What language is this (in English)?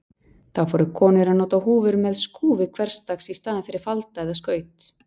Icelandic